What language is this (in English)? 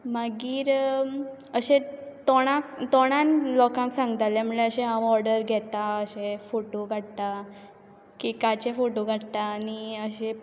Konkani